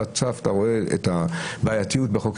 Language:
Hebrew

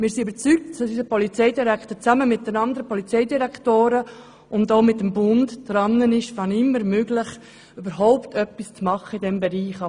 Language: Swiss German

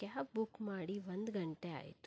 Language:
Kannada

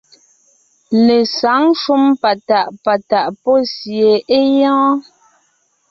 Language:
Ngiemboon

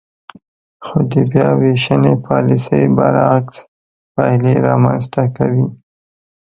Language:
Pashto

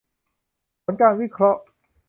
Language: Thai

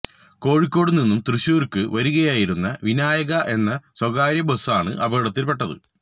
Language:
Malayalam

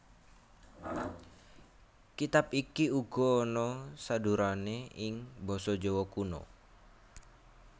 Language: Javanese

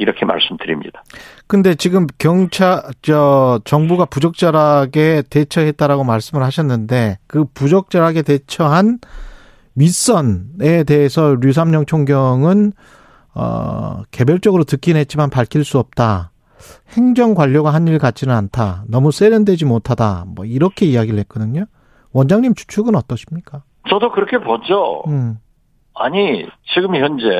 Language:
Korean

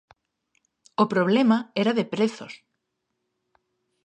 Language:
Galician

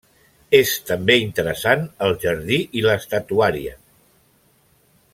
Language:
Catalan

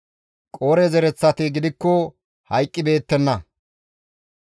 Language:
Gamo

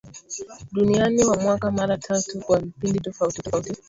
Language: Swahili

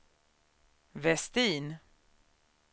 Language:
Swedish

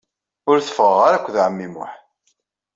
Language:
Kabyle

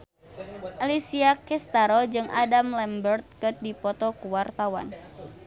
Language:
Sundanese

